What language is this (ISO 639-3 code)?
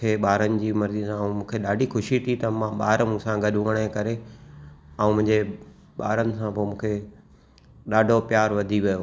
snd